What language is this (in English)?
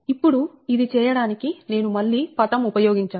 Telugu